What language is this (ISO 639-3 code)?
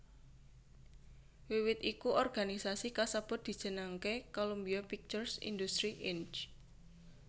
jav